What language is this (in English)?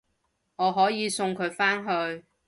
Cantonese